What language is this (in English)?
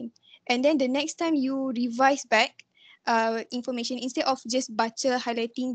Malay